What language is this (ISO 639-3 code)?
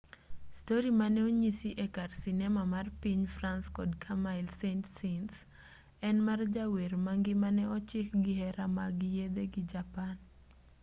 luo